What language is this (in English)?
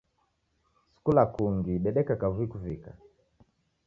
Taita